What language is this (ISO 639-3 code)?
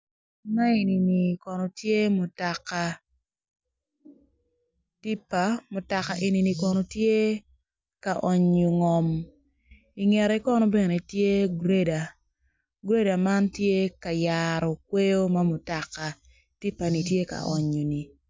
ach